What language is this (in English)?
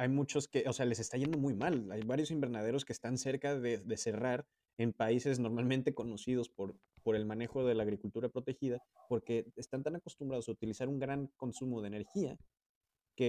Spanish